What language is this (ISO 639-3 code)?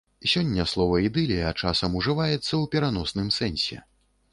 bel